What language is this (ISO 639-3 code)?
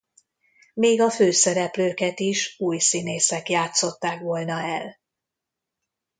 hun